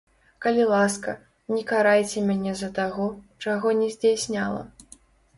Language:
Belarusian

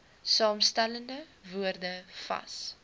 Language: Afrikaans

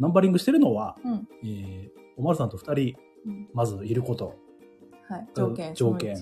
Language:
Japanese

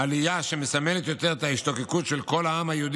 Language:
Hebrew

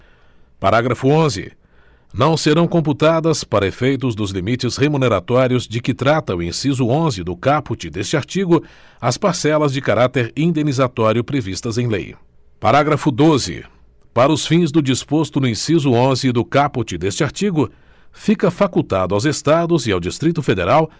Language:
Portuguese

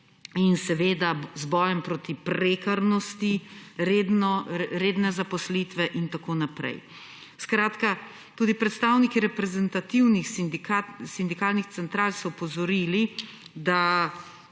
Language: Slovenian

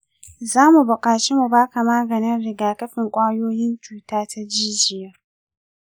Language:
Hausa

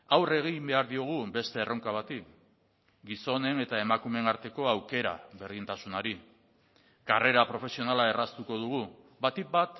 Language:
Basque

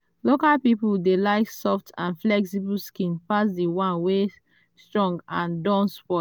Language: Nigerian Pidgin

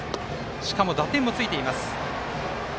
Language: Japanese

